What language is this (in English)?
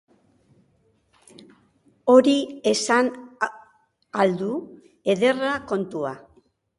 Basque